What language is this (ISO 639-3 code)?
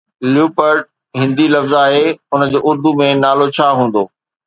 snd